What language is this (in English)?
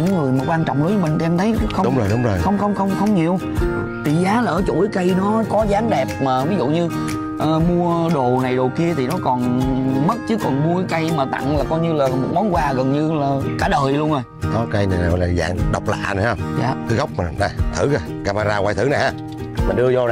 Vietnamese